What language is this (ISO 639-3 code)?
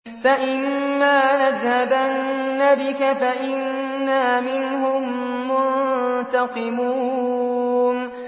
ara